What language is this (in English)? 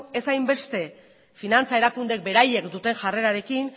Basque